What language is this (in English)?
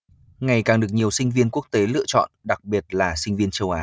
Vietnamese